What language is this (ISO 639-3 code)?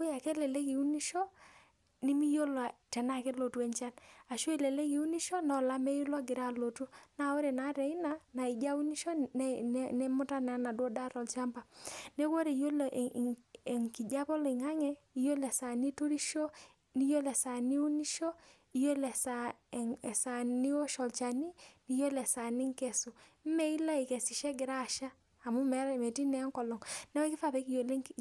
mas